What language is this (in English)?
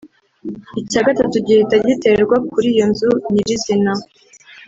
Kinyarwanda